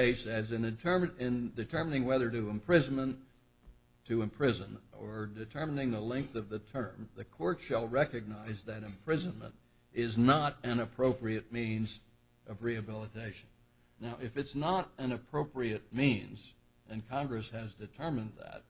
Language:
English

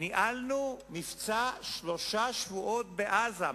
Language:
Hebrew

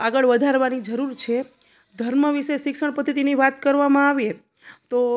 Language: Gujarati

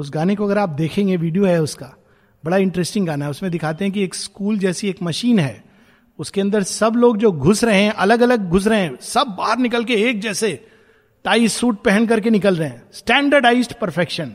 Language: Hindi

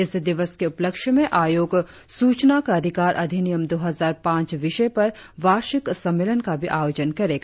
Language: Hindi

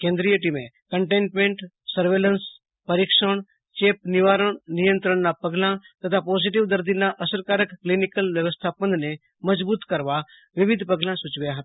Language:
Gujarati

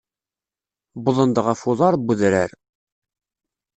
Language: Kabyle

